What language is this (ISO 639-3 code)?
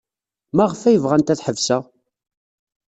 kab